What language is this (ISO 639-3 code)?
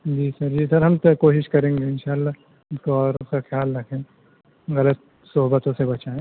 urd